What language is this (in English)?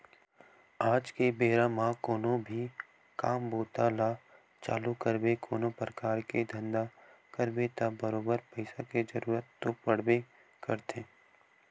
Chhattisgarhi